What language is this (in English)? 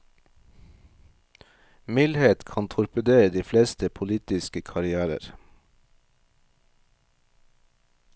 Norwegian